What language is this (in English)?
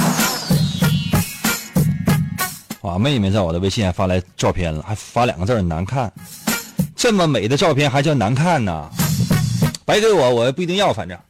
Chinese